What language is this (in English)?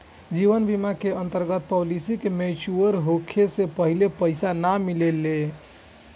Bhojpuri